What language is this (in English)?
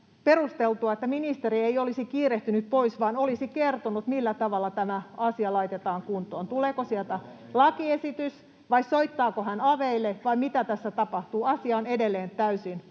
Finnish